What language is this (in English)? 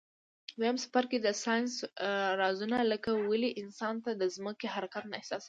Pashto